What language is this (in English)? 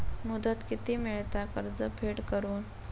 Marathi